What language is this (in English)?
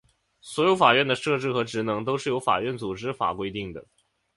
Chinese